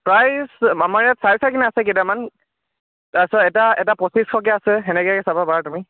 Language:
Assamese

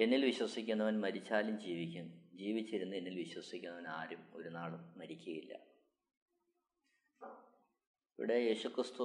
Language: Malayalam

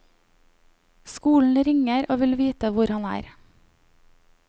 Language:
Norwegian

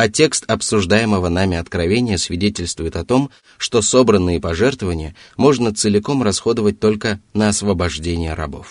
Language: Russian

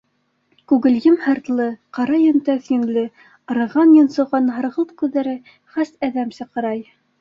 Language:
Bashkir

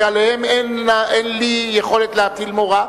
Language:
Hebrew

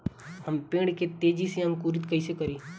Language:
Bhojpuri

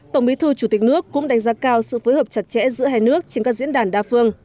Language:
Vietnamese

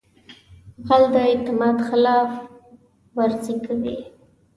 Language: Pashto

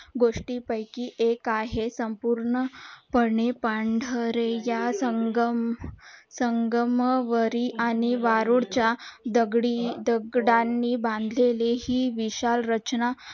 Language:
Marathi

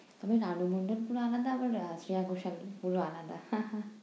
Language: Bangla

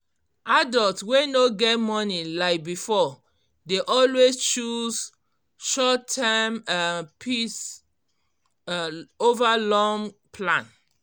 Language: Nigerian Pidgin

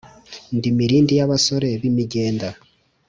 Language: Kinyarwanda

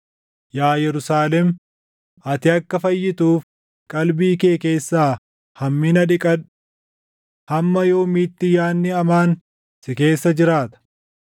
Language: Oromo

